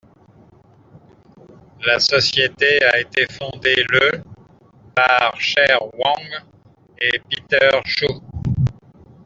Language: French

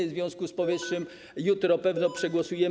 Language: Polish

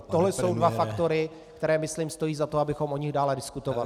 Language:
Czech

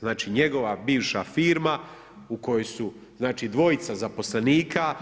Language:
Croatian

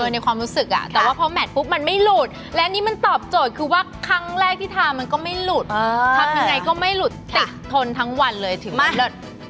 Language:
Thai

